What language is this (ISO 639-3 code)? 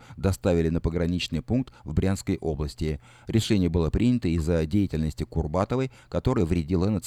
rus